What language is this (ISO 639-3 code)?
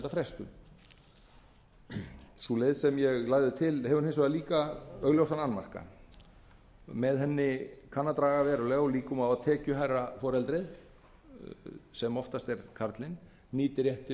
isl